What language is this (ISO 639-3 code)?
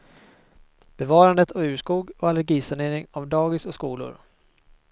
swe